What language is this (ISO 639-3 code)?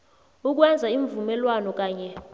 nbl